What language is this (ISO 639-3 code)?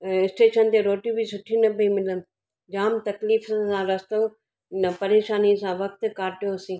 snd